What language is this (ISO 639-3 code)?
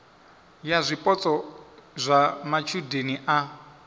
ven